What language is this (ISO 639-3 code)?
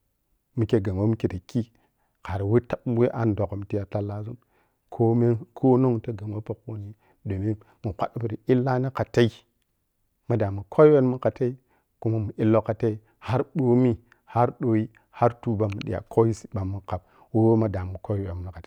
piy